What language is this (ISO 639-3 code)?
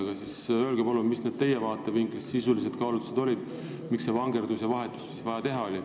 est